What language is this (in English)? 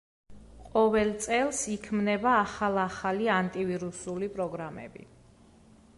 Georgian